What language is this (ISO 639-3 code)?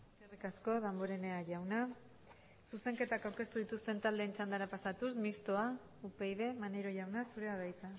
eus